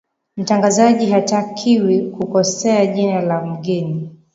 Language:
Swahili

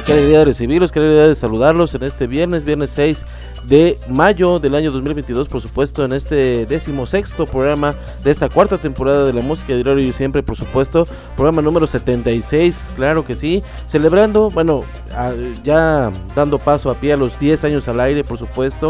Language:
Spanish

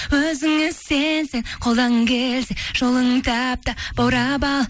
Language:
Kazakh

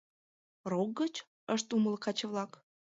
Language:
Mari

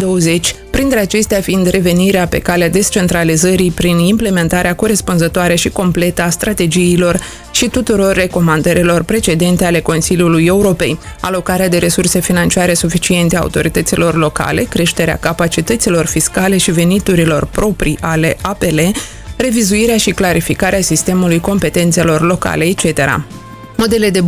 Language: Romanian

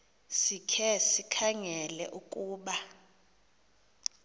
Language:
Xhosa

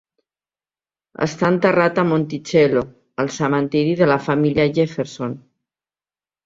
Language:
Catalan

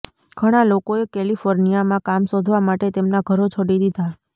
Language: Gujarati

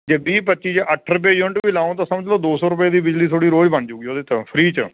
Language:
Punjabi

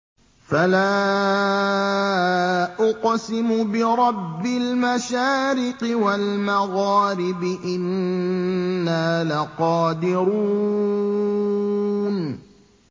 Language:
Arabic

